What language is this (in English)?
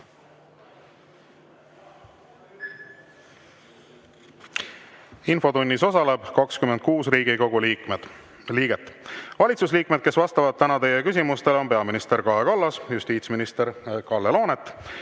Estonian